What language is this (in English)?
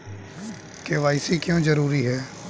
Hindi